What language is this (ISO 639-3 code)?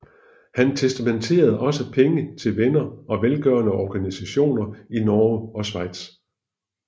dan